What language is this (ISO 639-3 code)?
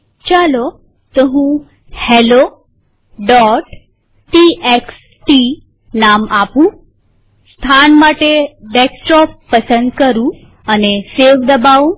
guj